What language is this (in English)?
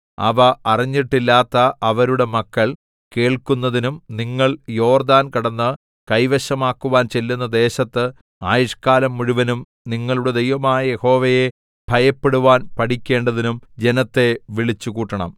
Malayalam